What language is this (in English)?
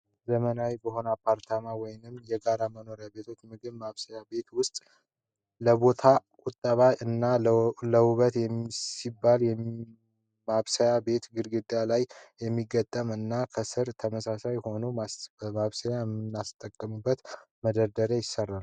Amharic